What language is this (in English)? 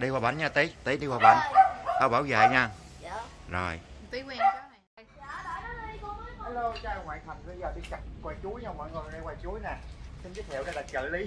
Vietnamese